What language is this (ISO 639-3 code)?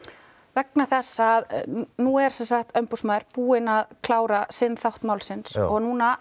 isl